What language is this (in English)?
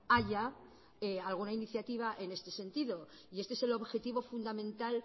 Spanish